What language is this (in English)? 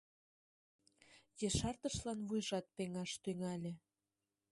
Mari